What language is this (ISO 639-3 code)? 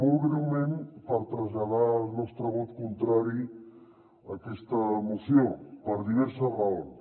cat